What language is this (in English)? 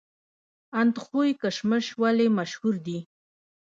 Pashto